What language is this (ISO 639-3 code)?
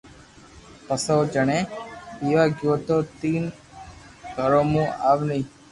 lrk